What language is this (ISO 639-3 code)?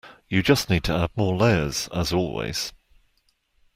eng